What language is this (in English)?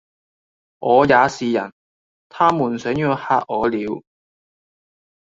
Cantonese